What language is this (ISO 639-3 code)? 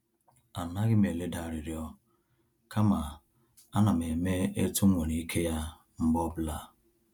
ibo